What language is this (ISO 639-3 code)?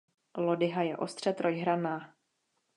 ces